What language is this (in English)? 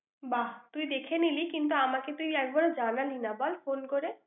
Bangla